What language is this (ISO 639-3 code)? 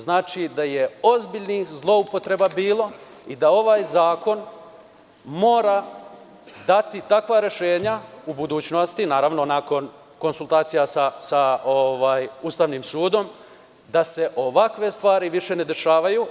srp